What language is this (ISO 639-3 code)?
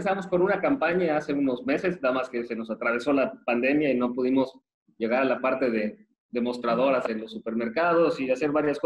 spa